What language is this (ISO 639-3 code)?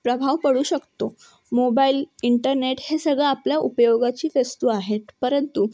mar